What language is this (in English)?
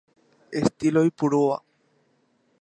Guarani